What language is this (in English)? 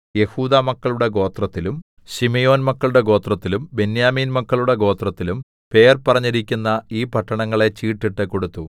Malayalam